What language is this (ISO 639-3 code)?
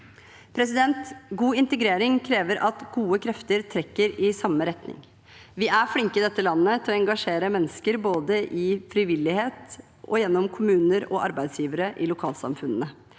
nor